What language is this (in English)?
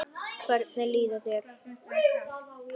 Icelandic